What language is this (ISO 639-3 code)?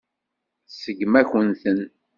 kab